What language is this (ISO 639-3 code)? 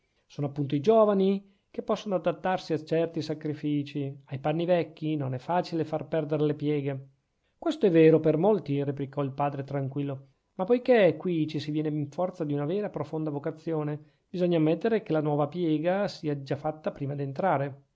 ita